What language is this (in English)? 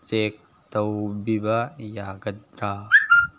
Manipuri